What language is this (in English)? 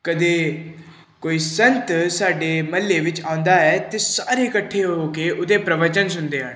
Punjabi